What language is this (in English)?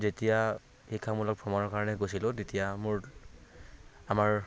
Assamese